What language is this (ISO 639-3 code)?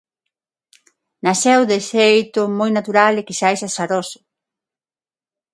glg